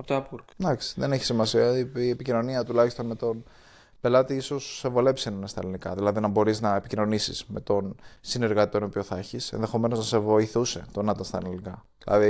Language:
Greek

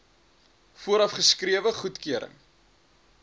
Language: Afrikaans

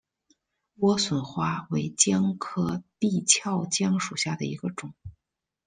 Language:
Chinese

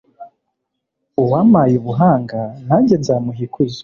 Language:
Kinyarwanda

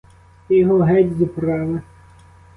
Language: Ukrainian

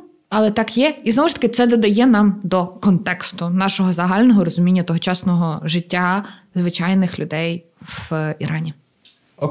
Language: Ukrainian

